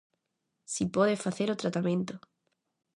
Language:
Galician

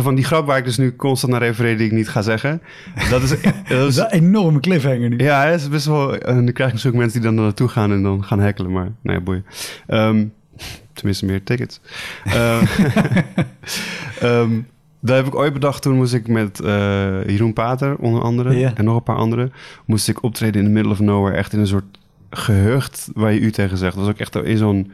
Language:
Dutch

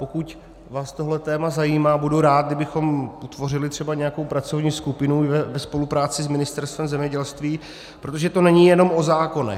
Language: Czech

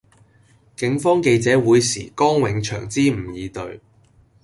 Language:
Cantonese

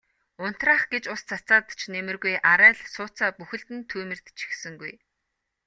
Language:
Mongolian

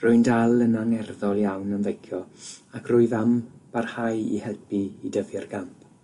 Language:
Welsh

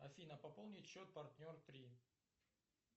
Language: Russian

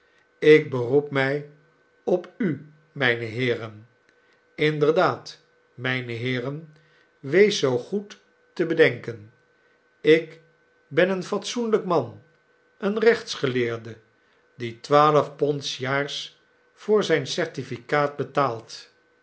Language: Dutch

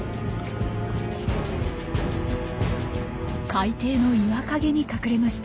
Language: Japanese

